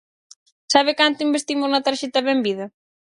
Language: Galician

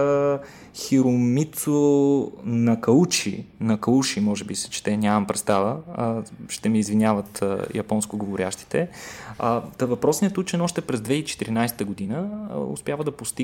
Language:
Bulgarian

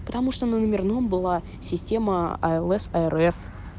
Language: Russian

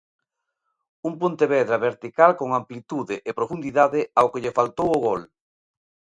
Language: Galician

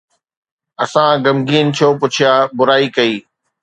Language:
Sindhi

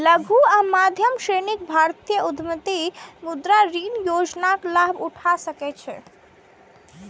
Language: Maithili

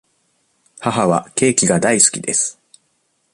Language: Japanese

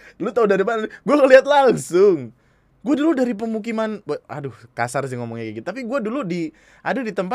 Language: Indonesian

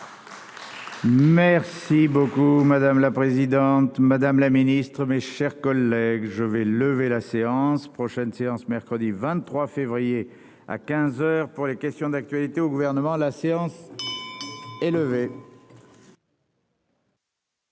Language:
French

